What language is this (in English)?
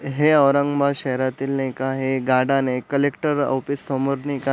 Marathi